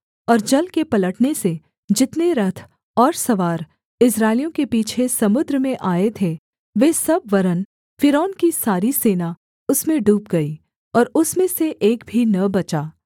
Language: Hindi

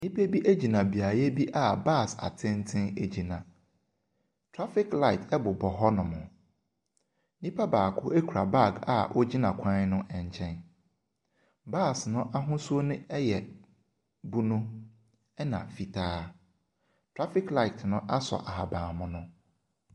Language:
Akan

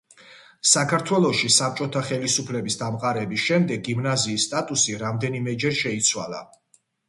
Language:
Georgian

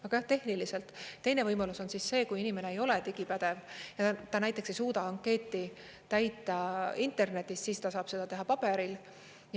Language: Estonian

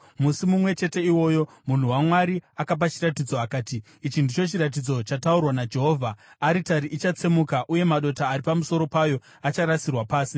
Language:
Shona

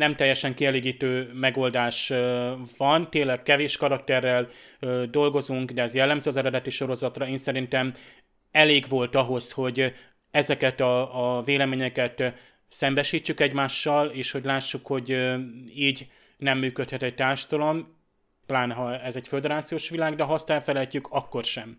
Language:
Hungarian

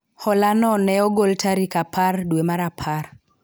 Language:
Luo (Kenya and Tanzania)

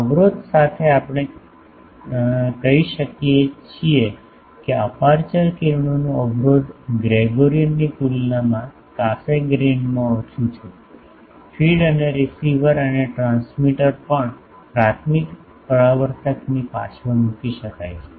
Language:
Gujarati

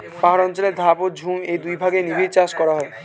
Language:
Bangla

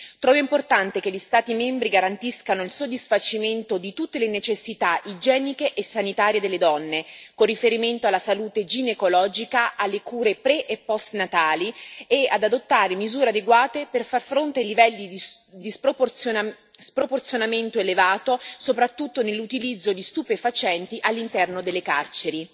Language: Italian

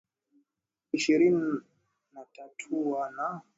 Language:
Swahili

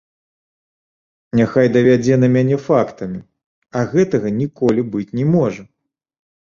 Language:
Belarusian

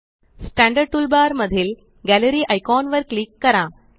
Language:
Marathi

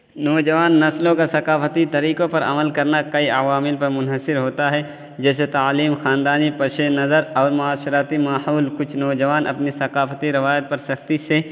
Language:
Urdu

